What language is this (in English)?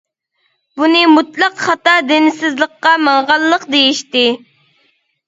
Uyghur